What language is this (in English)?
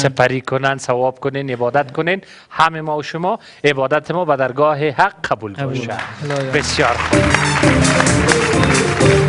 Persian